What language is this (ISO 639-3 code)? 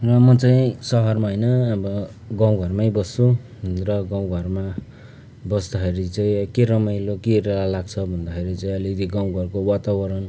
nep